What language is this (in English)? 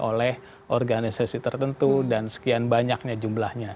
Indonesian